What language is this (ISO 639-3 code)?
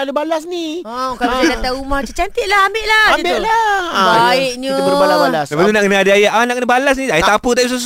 msa